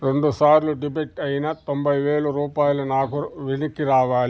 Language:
Telugu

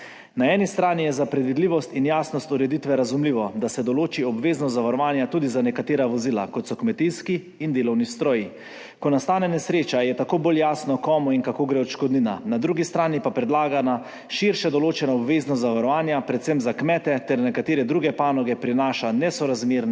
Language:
Slovenian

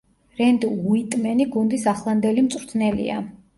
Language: Georgian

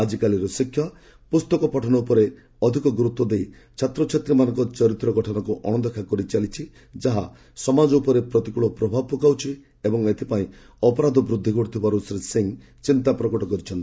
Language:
Odia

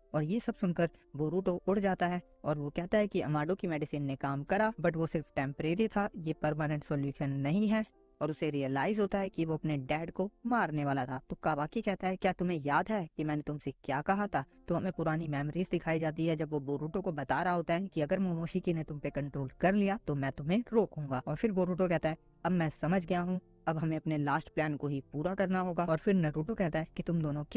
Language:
Hindi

